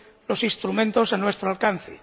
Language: Spanish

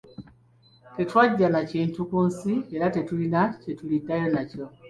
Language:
Ganda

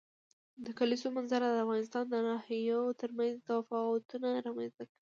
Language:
Pashto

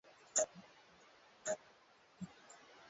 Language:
Swahili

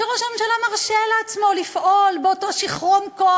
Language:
Hebrew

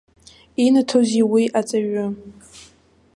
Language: Abkhazian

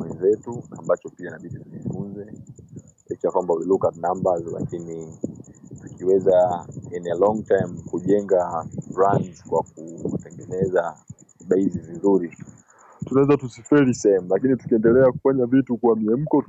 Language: Swahili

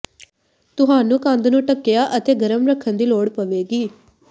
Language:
Punjabi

